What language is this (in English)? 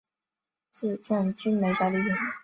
Chinese